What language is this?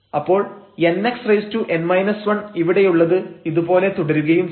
Malayalam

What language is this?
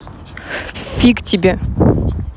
Russian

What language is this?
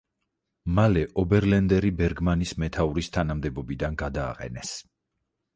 Georgian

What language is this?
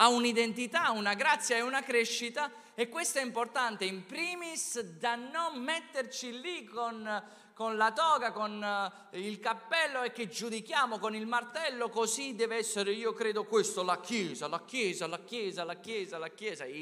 Italian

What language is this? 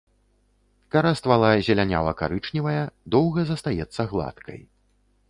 Belarusian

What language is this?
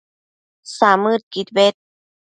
Matsés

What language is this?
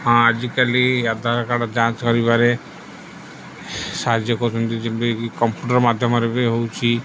Odia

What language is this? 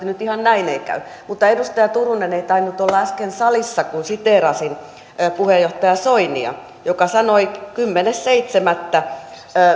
Finnish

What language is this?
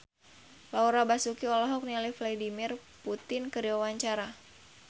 Sundanese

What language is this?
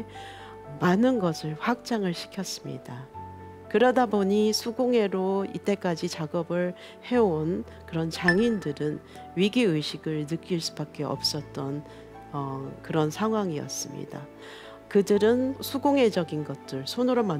Korean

